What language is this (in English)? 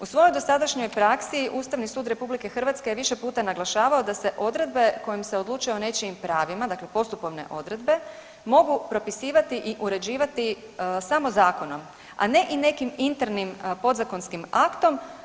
Croatian